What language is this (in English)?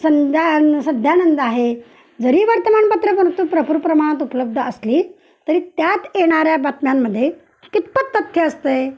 Marathi